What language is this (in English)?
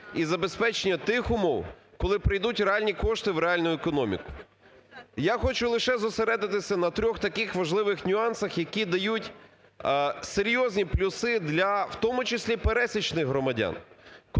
Ukrainian